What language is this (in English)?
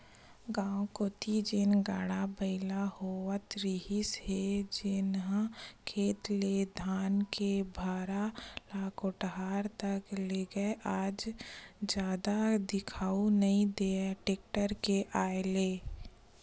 Chhattisgarhi